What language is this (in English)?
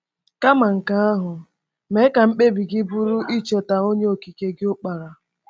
Igbo